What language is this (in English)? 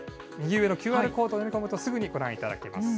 Japanese